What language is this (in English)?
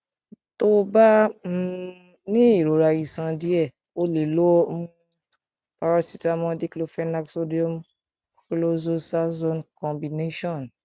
Yoruba